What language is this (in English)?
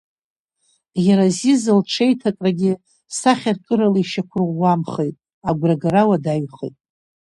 Abkhazian